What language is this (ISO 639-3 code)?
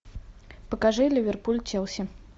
rus